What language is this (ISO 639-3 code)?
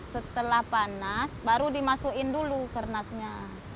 ind